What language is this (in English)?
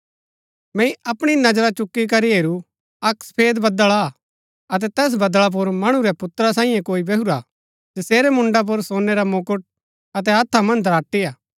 Gaddi